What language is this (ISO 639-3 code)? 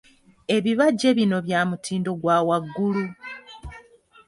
lug